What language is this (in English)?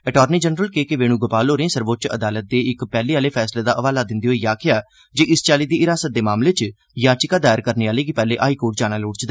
Dogri